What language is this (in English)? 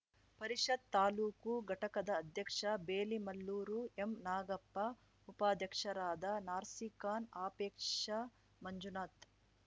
Kannada